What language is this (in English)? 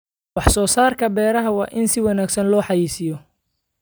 Somali